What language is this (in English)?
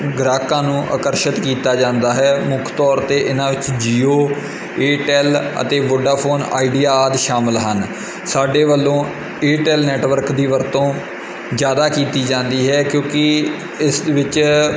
Punjabi